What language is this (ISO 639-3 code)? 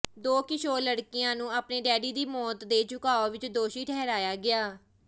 pan